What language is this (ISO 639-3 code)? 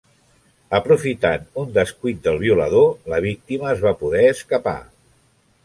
cat